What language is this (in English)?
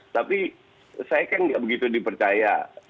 Indonesian